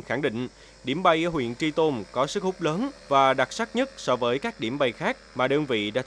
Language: Vietnamese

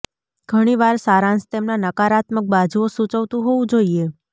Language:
Gujarati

